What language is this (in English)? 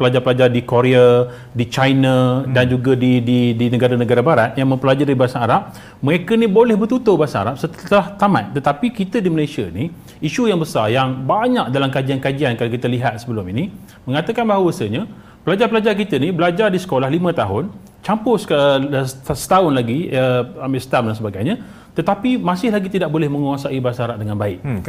Malay